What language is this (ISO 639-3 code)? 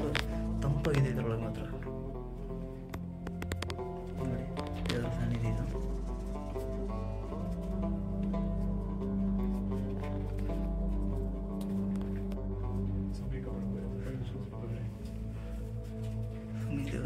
kan